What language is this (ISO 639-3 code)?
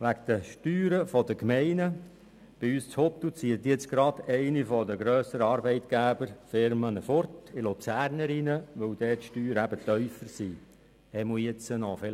gsw